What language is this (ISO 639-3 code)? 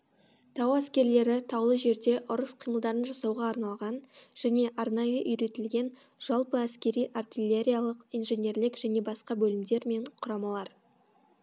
kaz